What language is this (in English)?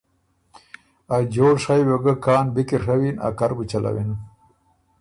Ormuri